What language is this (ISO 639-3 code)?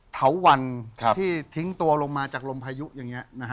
tha